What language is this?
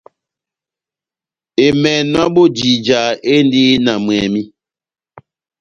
Batanga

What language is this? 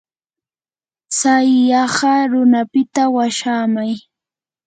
Yanahuanca Pasco Quechua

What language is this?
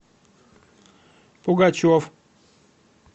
Russian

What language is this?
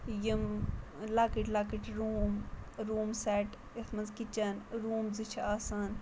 Kashmiri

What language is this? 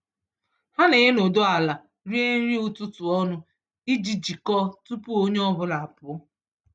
Igbo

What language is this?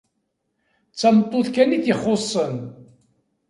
Kabyle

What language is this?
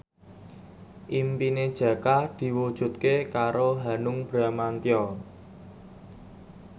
Javanese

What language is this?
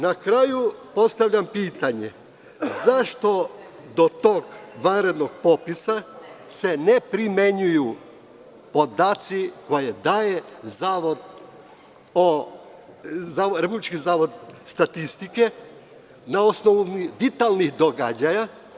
Serbian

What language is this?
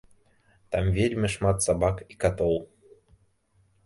Belarusian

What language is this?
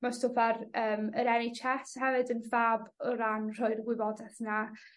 Welsh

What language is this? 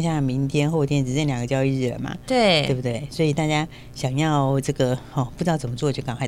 Chinese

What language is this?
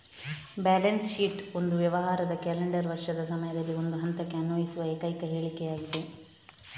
Kannada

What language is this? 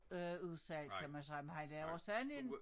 Danish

